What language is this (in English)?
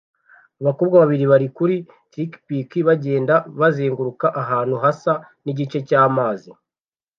Kinyarwanda